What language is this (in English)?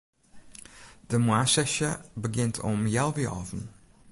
Western Frisian